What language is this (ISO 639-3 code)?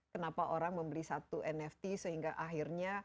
ind